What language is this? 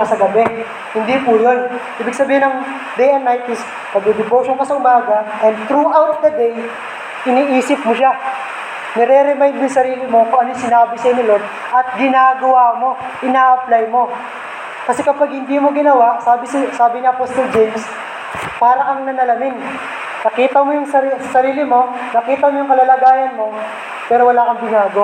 Filipino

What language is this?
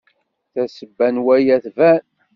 Kabyle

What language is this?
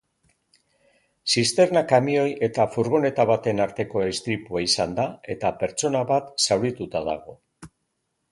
Basque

